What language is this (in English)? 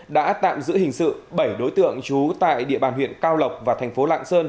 Vietnamese